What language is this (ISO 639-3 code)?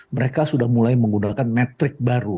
ind